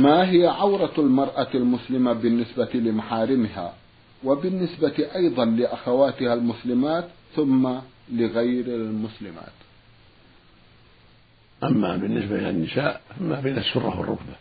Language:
Arabic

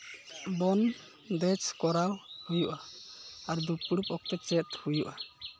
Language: Santali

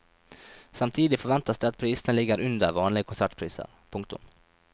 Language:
Norwegian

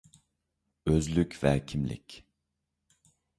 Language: Uyghur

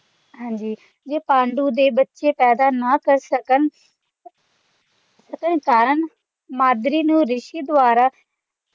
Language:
Punjabi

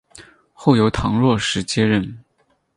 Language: Chinese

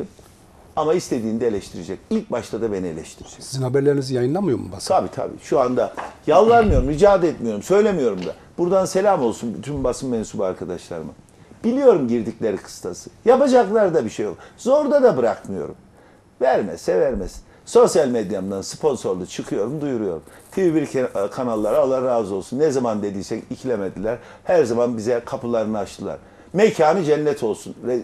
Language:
Turkish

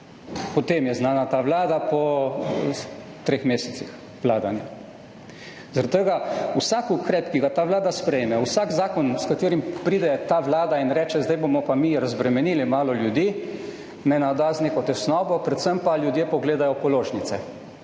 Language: Slovenian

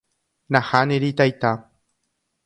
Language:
Guarani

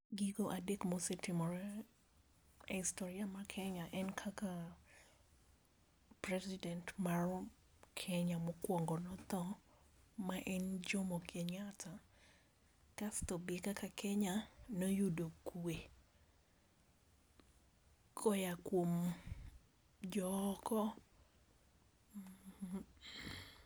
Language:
Luo (Kenya and Tanzania)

